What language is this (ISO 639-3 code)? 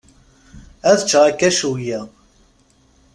kab